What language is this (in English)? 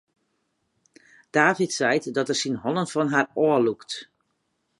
Western Frisian